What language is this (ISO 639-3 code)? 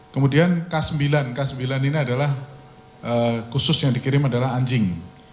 ind